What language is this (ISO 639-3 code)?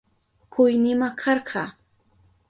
qup